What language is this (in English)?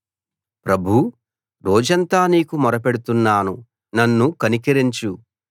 Telugu